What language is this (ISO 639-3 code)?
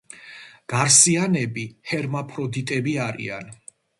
kat